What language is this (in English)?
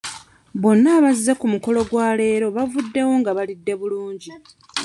Ganda